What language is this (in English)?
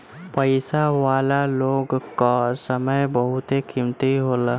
Bhojpuri